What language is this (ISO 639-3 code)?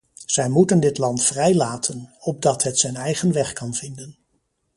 nld